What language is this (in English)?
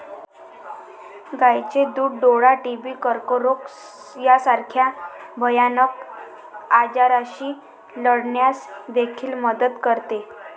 Marathi